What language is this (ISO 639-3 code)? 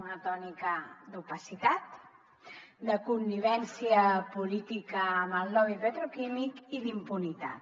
cat